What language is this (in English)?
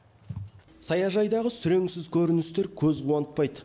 Kazakh